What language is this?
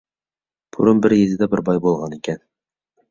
Uyghur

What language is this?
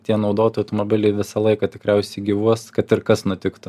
Lithuanian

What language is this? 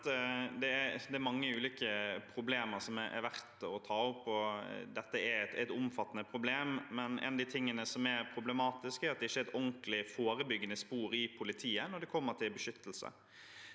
Norwegian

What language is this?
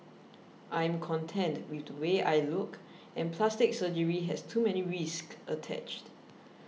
English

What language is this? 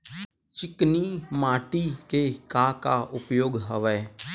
Chhattisgarhi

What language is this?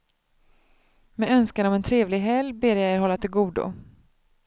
Swedish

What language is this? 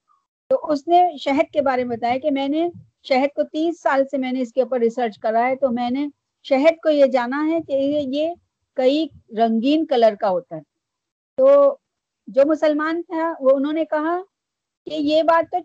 Urdu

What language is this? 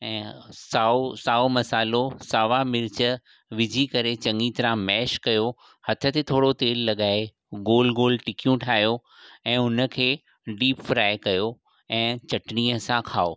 Sindhi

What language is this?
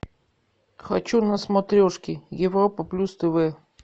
Russian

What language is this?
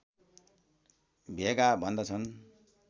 Nepali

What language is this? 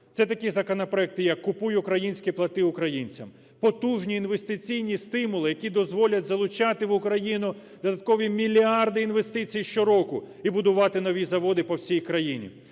Ukrainian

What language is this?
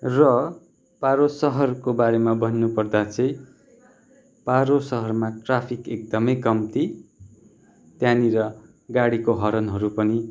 Nepali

